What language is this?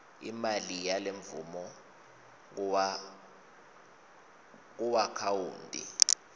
Swati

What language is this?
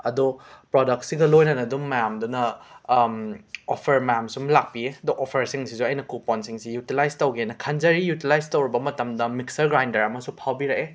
Manipuri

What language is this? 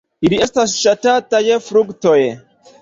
Esperanto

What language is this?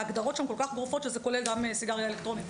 Hebrew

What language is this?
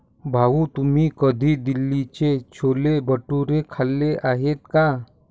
Marathi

